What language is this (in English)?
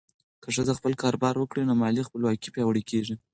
Pashto